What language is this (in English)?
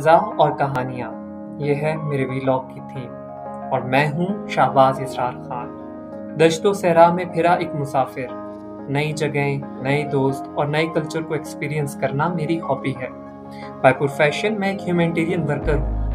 Hindi